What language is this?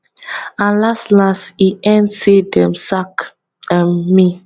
Nigerian Pidgin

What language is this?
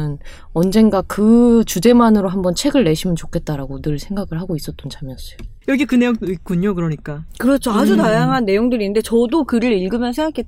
Korean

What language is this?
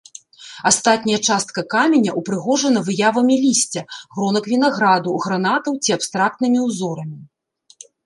Belarusian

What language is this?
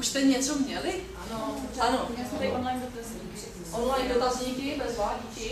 Czech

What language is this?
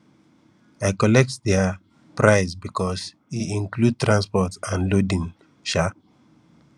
Nigerian Pidgin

